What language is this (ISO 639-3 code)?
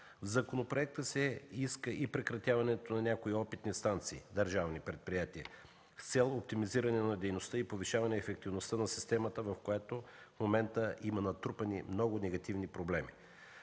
bul